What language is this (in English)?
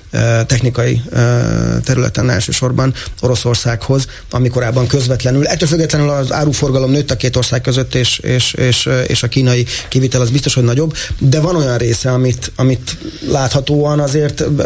Hungarian